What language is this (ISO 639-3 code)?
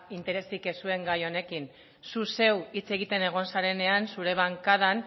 eus